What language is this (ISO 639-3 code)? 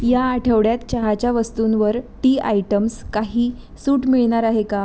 mar